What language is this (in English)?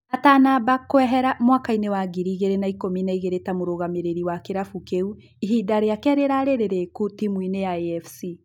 Kikuyu